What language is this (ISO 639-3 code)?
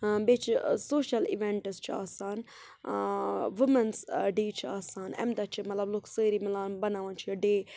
kas